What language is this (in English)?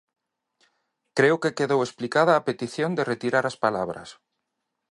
Galician